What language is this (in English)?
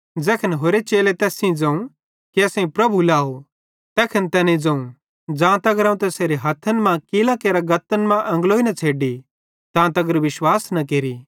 Bhadrawahi